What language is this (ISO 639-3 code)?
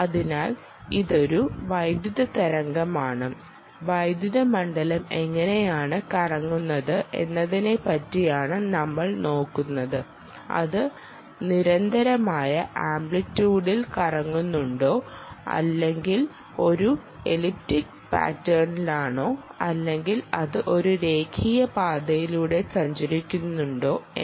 mal